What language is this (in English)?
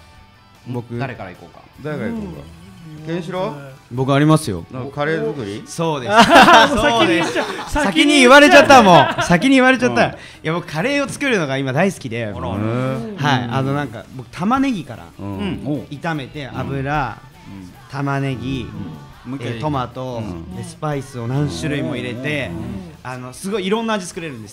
Japanese